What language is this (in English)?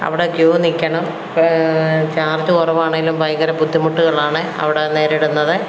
Malayalam